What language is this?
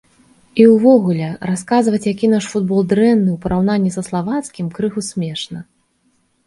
Belarusian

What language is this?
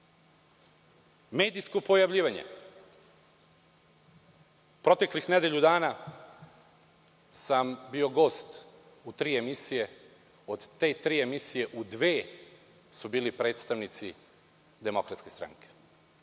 Serbian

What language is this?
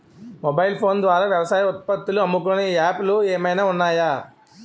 Telugu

